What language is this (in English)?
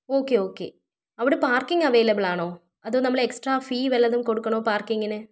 Malayalam